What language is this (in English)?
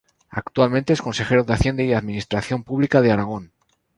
Spanish